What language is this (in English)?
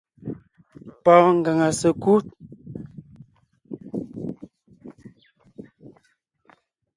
Ngiemboon